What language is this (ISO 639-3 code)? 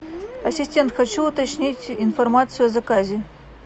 rus